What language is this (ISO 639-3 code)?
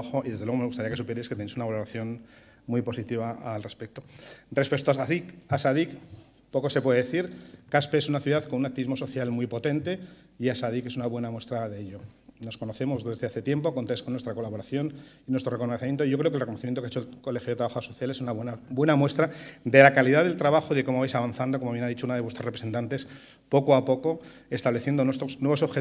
spa